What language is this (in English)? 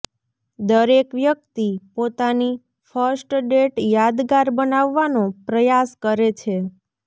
Gujarati